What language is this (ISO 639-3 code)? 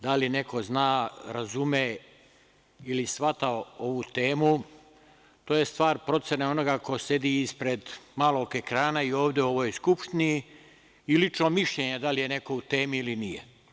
srp